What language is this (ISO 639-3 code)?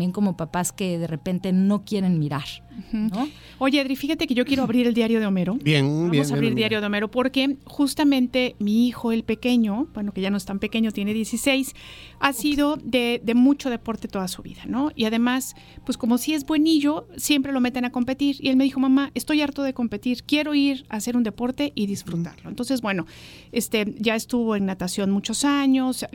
spa